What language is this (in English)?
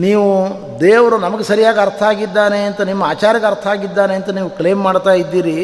Kannada